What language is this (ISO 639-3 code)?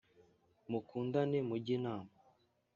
kin